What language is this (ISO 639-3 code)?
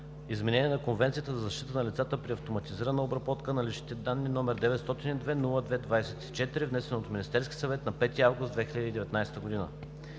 bul